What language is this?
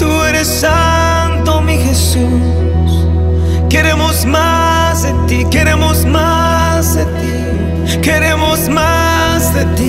Spanish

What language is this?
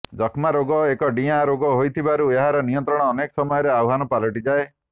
Odia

